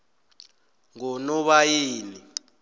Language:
South Ndebele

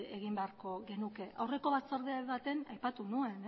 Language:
Basque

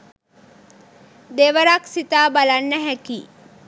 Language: Sinhala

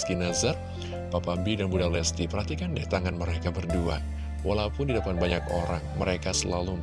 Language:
Indonesian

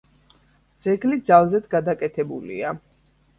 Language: Georgian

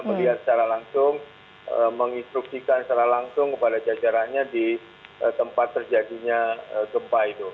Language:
Indonesian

